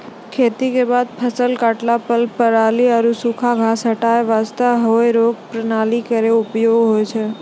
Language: Maithili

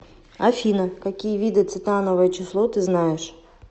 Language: Russian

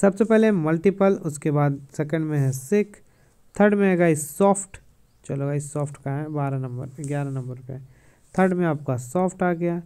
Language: Hindi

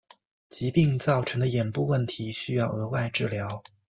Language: Chinese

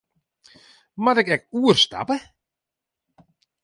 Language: Western Frisian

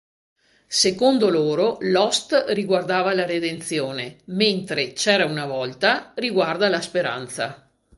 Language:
Italian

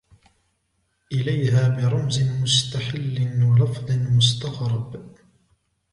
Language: Arabic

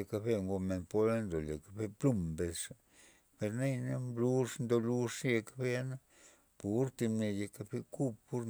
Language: Loxicha Zapotec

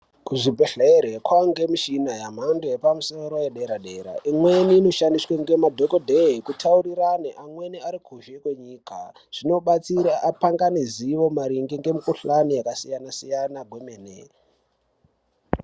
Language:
Ndau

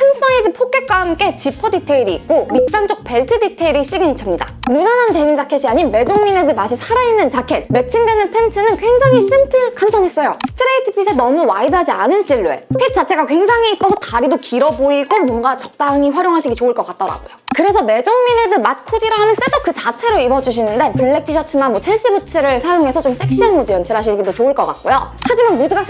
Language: Korean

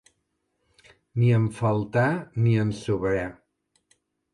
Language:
Catalan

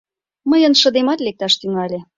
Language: Mari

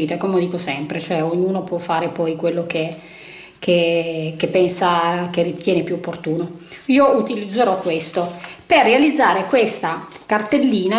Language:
Italian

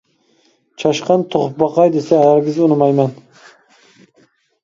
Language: Uyghur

